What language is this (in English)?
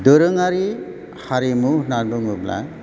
Bodo